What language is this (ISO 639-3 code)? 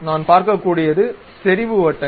tam